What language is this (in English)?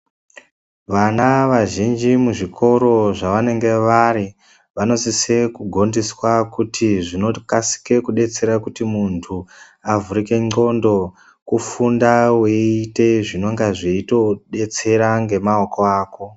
Ndau